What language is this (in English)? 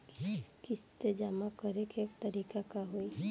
Bhojpuri